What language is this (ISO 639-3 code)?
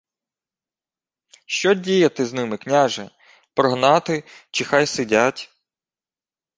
ukr